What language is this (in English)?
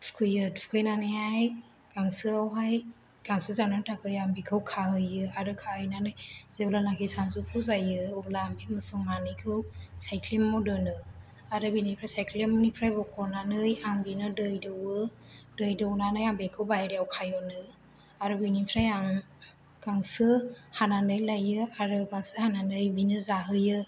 Bodo